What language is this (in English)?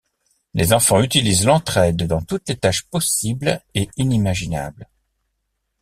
French